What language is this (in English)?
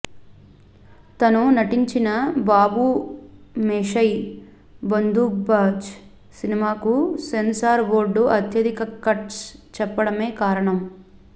Telugu